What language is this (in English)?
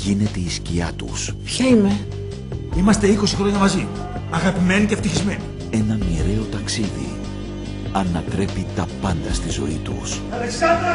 Greek